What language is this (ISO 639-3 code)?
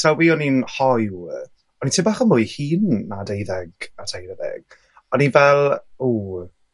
cym